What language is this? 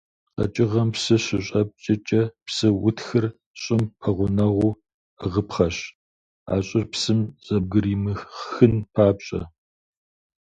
Kabardian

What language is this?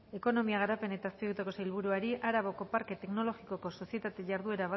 Basque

